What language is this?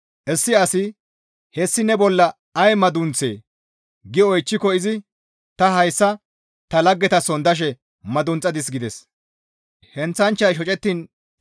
Gamo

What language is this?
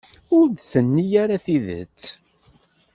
Kabyle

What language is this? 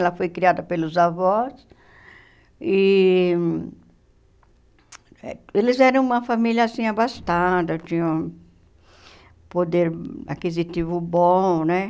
Portuguese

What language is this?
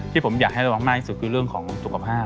Thai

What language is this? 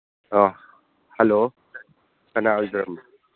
Manipuri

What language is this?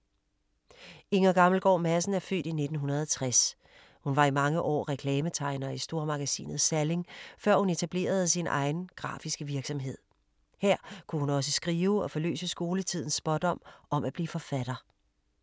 Danish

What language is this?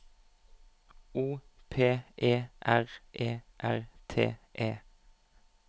Norwegian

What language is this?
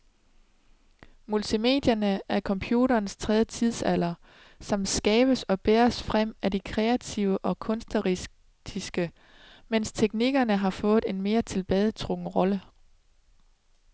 Danish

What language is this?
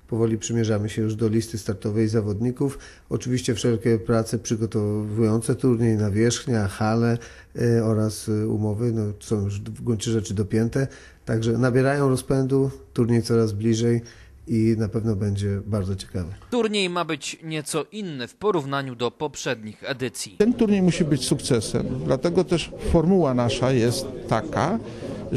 Polish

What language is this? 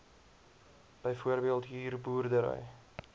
Afrikaans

